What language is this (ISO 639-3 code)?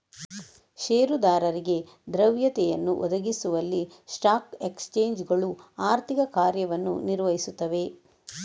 kan